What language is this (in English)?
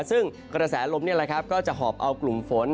Thai